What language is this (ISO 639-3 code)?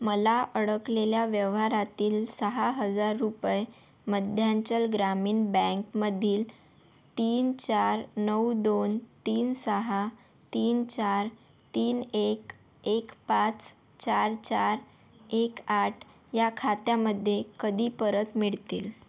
mar